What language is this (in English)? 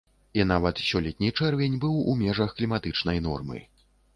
Belarusian